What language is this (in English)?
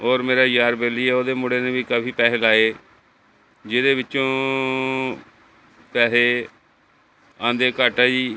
Punjabi